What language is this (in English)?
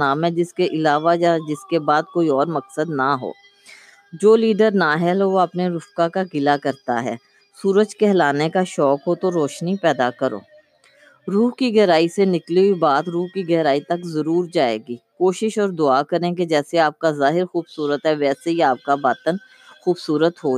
Urdu